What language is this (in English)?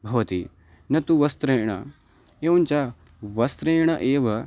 Sanskrit